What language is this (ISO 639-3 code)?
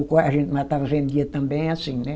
por